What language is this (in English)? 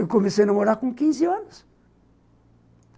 Portuguese